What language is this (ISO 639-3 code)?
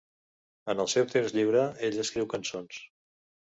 cat